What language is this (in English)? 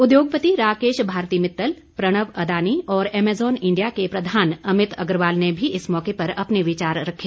Hindi